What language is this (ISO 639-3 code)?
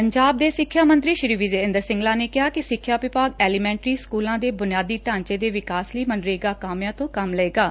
pan